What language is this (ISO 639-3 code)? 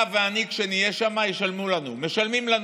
heb